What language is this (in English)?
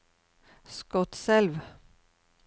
Norwegian